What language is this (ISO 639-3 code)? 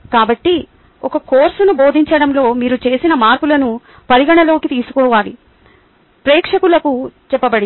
tel